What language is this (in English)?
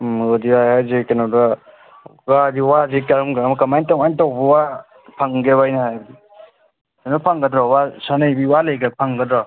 Manipuri